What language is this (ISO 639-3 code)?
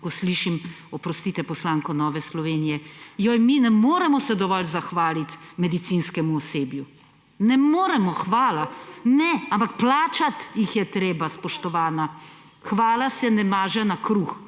slv